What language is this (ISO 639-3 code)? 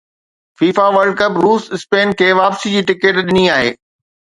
snd